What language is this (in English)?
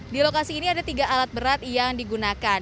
Indonesian